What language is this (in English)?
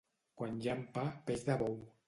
Catalan